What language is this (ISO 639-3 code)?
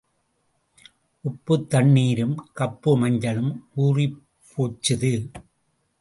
tam